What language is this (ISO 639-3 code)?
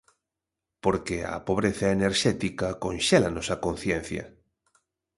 glg